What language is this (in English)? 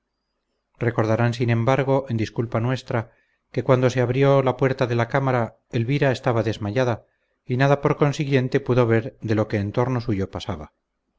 Spanish